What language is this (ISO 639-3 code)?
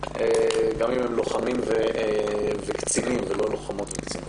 heb